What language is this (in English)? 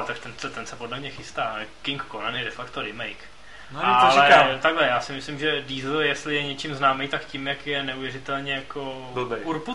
Czech